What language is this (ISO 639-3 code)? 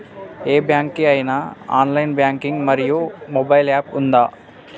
tel